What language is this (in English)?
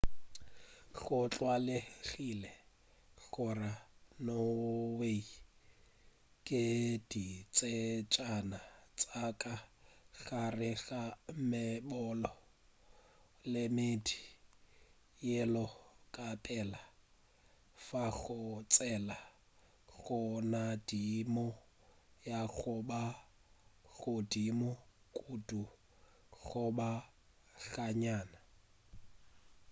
Northern Sotho